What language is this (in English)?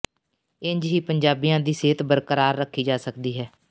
Punjabi